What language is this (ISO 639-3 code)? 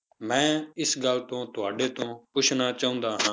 pan